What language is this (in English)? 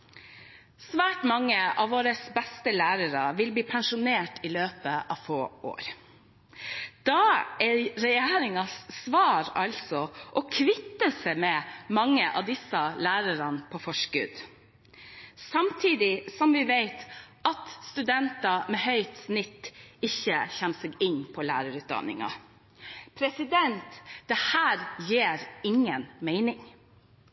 Norwegian Bokmål